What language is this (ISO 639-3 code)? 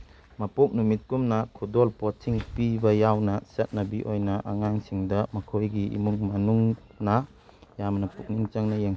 mni